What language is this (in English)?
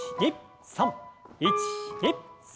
Japanese